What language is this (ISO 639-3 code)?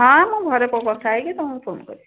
ori